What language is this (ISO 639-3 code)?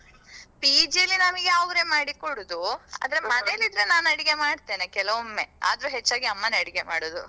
kan